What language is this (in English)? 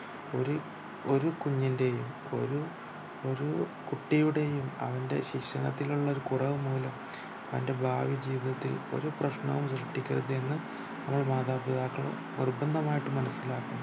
Malayalam